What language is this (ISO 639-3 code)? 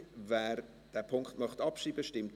gsw